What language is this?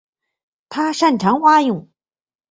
Chinese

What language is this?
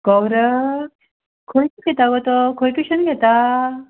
Konkani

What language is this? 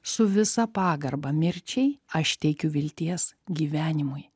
Lithuanian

